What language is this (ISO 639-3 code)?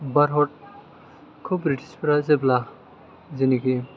brx